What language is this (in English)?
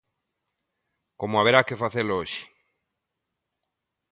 Galician